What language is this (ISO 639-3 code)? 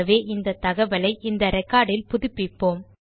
tam